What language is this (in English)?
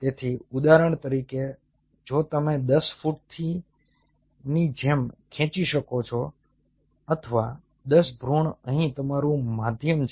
Gujarati